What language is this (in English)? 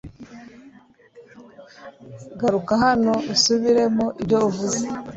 Kinyarwanda